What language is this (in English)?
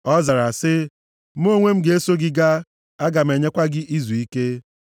Igbo